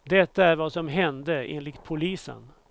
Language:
Swedish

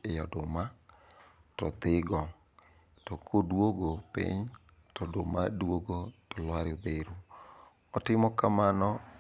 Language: Luo (Kenya and Tanzania)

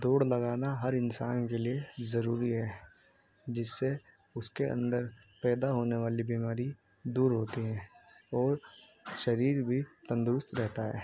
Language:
Urdu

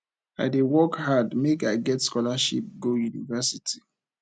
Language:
Nigerian Pidgin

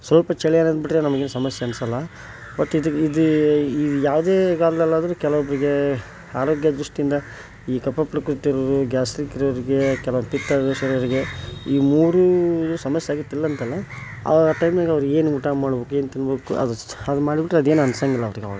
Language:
Kannada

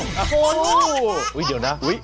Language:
Thai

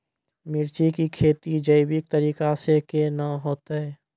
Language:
Maithili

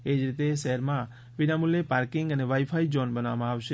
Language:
Gujarati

